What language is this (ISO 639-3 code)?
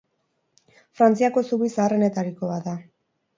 eus